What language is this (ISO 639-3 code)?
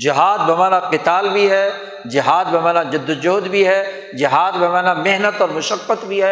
urd